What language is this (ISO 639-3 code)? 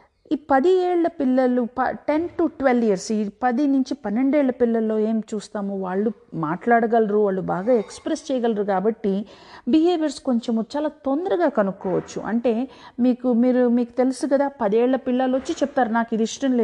tel